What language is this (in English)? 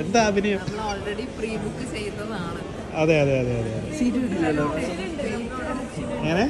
Malayalam